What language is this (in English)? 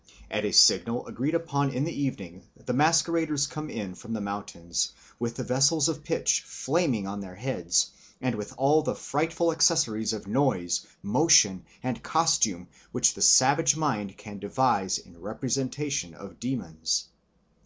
English